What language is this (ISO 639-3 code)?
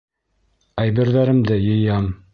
bak